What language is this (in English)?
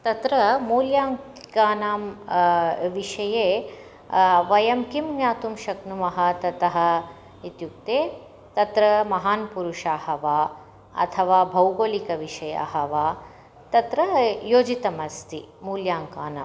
Sanskrit